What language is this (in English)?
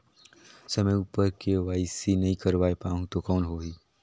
Chhattisgarhi